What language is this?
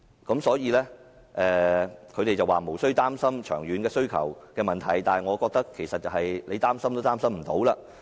Cantonese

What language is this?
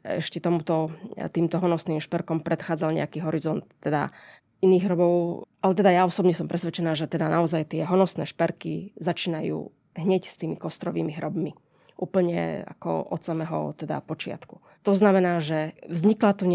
Slovak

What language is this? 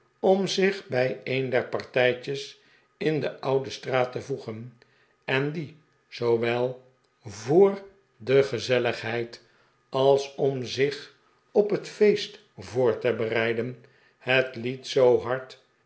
Dutch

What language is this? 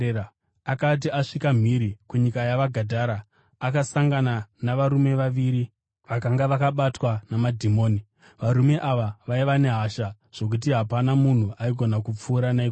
Shona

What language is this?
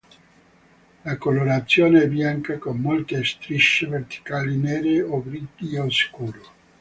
Italian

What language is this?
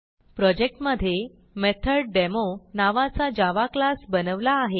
Marathi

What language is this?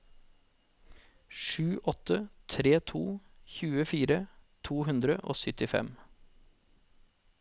Norwegian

